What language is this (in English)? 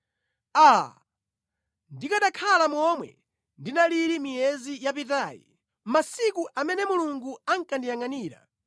Nyanja